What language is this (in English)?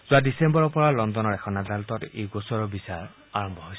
Assamese